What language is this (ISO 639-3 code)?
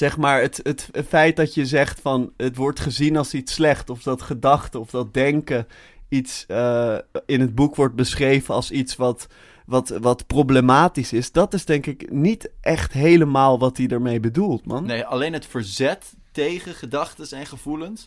nld